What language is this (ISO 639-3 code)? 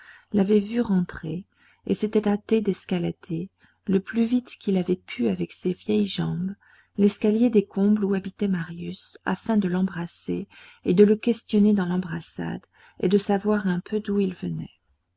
fra